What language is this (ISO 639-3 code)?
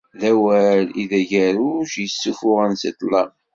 kab